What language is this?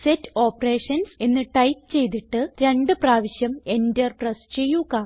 Malayalam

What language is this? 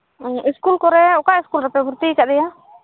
Santali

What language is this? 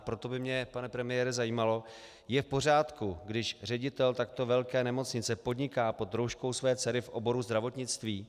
Czech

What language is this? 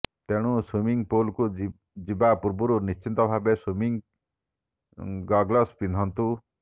Odia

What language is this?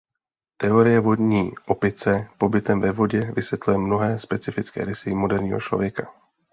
Czech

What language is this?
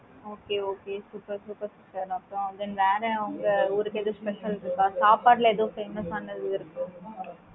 Tamil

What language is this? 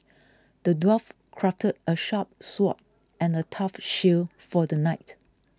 English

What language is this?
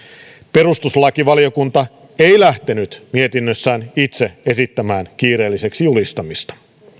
Finnish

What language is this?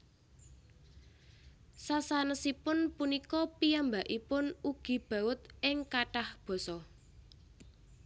Javanese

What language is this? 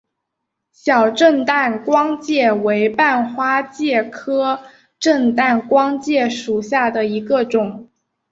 Chinese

